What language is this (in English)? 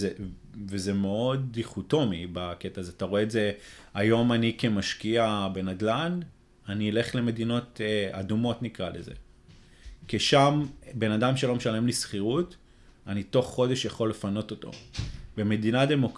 Hebrew